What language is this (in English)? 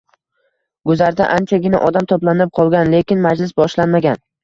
Uzbek